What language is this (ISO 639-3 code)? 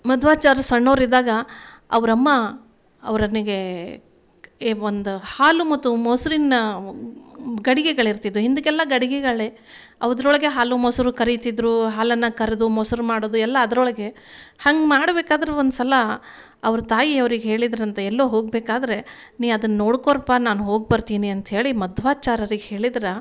kan